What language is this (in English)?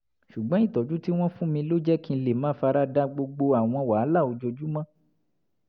Yoruba